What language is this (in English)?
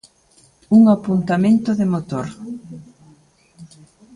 Galician